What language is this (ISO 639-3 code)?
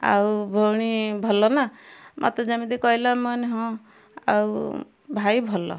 ori